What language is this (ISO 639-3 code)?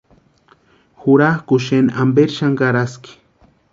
pua